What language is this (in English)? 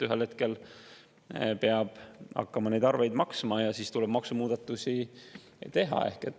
Estonian